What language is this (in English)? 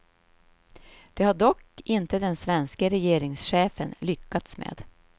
Swedish